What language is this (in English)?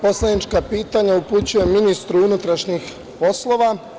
Serbian